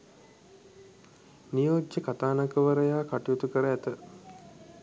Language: Sinhala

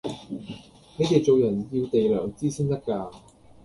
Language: Cantonese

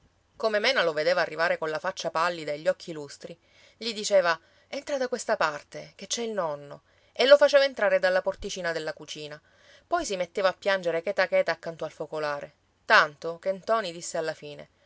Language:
Italian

